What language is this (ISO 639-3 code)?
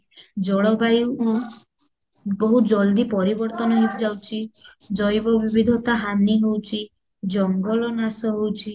ori